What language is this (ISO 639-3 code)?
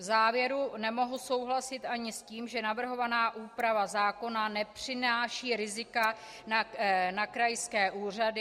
ces